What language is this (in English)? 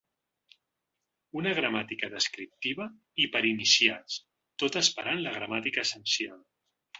Catalan